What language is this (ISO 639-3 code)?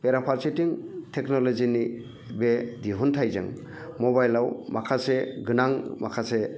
brx